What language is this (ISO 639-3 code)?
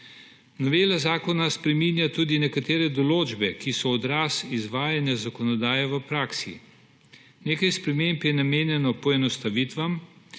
slv